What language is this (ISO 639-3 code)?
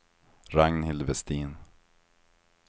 swe